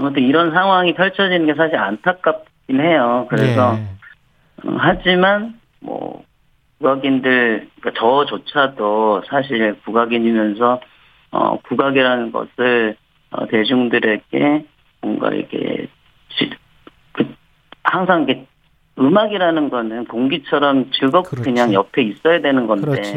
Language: Korean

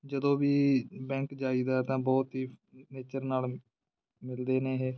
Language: Punjabi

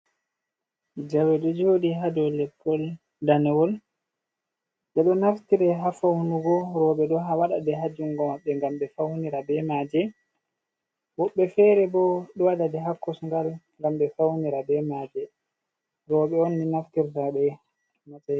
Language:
Fula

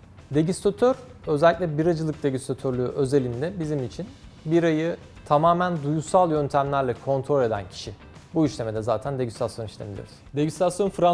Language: Turkish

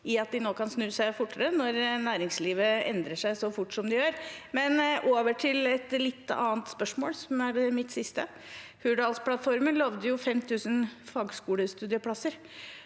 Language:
Norwegian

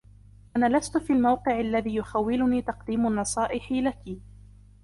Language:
Arabic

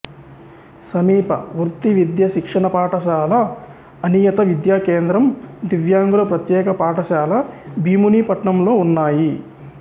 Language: Telugu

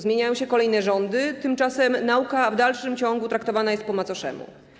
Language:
Polish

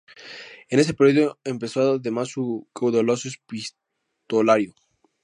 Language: Spanish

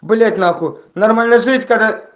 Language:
Russian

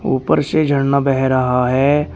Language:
Hindi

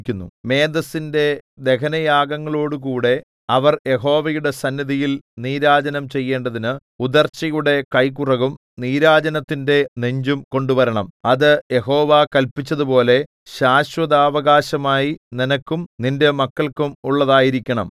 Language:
Malayalam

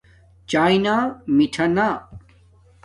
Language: Domaaki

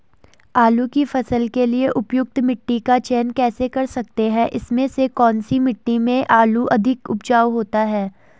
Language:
Hindi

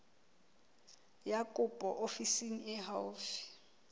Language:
Southern Sotho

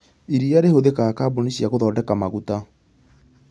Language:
Kikuyu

